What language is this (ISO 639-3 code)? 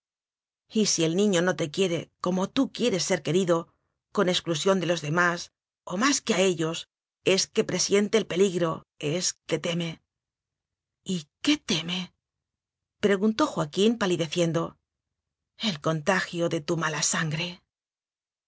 spa